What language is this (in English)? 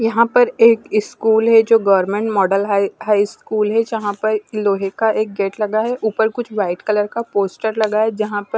Hindi